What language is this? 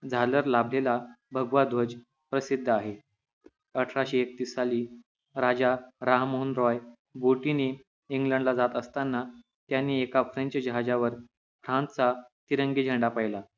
Marathi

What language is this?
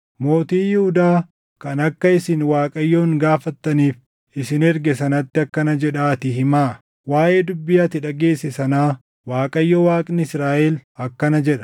Oromo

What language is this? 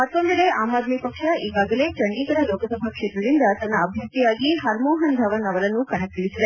Kannada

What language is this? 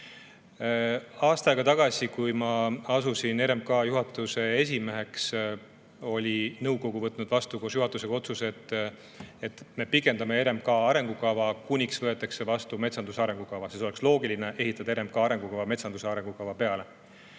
Estonian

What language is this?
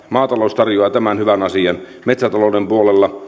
Finnish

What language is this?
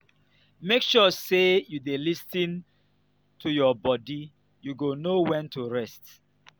Nigerian Pidgin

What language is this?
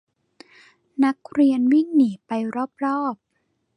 Thai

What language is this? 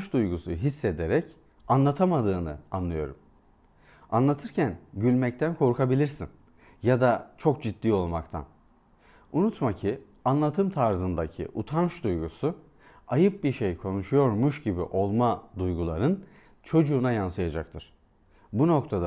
Turkish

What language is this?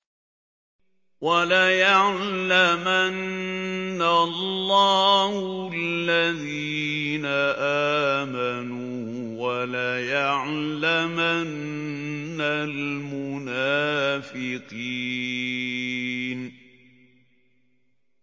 Arabic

